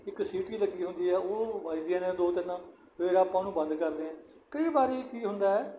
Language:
Punjabi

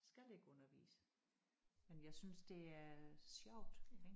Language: Danish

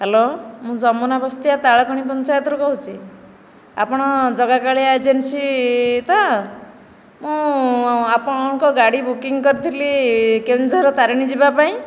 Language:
Odia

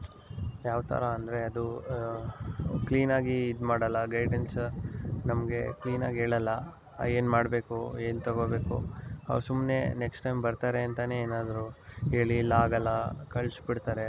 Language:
Kannada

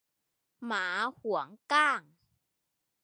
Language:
Thai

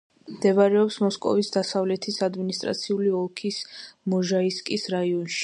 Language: Georgian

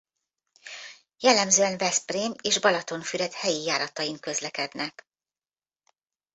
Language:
Hungarian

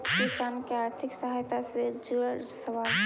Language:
Magahi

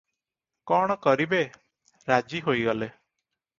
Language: Odia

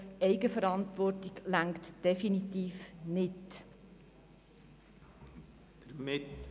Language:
Swiss German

